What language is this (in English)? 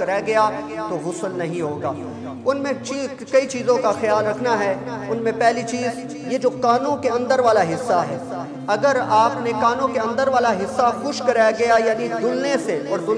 Thai